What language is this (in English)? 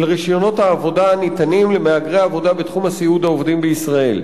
Hebrew